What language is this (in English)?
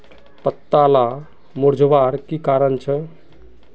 Magahi